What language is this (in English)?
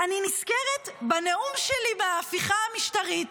Hebrew